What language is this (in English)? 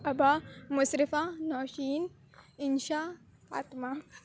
Urdu